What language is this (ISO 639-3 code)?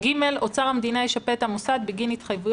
heb